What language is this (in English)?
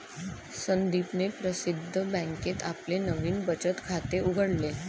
Marathi